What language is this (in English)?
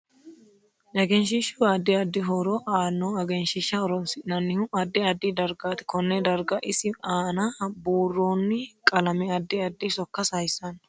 Sidamo